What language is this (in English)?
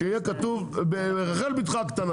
Hebrew